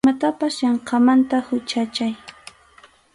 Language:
Arequipa-La Unión Quechua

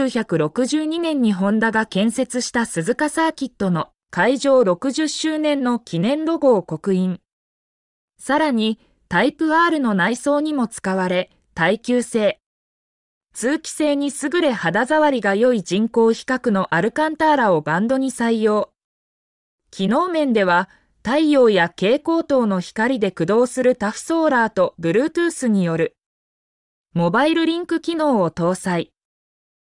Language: Japanese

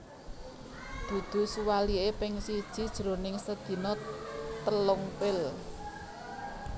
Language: Javanese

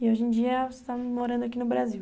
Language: Portuguese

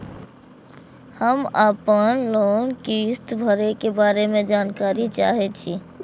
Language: Maithili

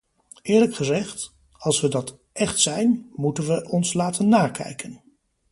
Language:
Dutch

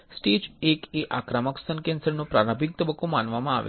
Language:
Gujarati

